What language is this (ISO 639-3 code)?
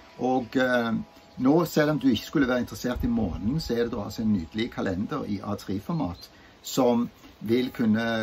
nor